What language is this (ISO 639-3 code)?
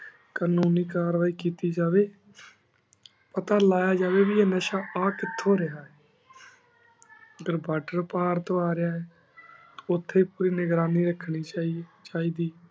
pan